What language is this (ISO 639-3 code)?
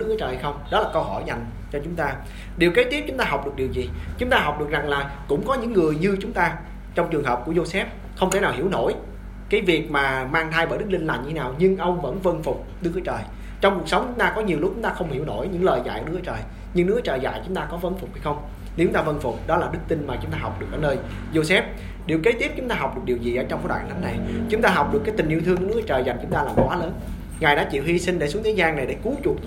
vie